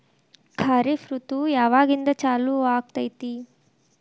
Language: Kannada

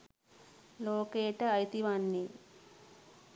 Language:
Sinhala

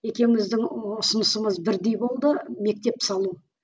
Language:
Kazakh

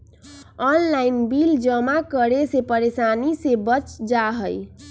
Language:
Magahi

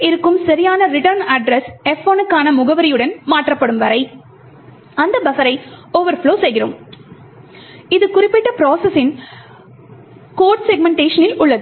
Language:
Tamil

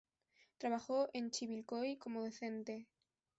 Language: Spanish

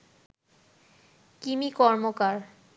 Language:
Bangla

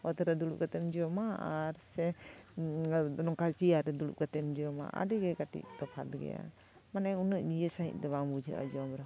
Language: Santali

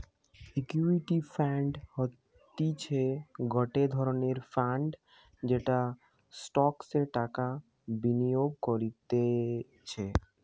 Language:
Bangla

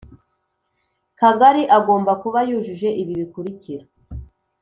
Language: Kinyarwanda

